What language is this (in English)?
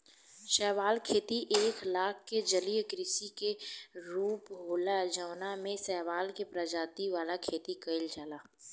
Bhojpuri